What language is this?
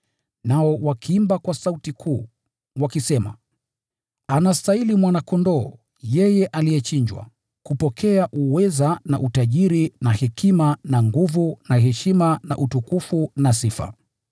Swahili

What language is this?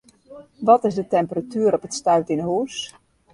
Western Frisian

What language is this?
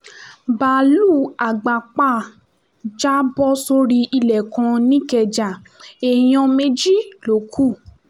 Yoruba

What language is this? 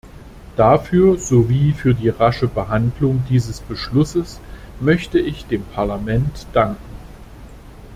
German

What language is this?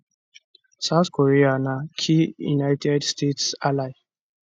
Nigerian Pidgin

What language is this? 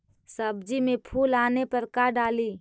Magahi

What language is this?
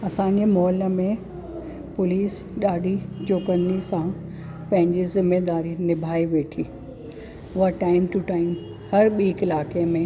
Sindhi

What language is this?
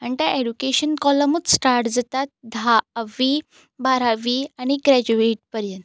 Konkani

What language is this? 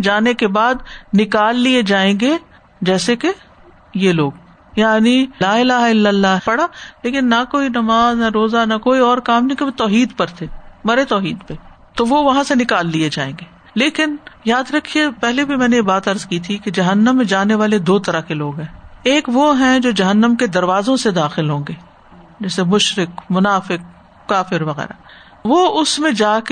Urdu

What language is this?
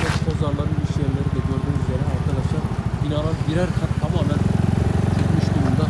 Turkish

